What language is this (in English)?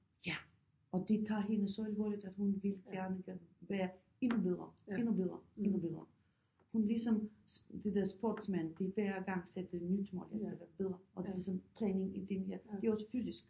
Danish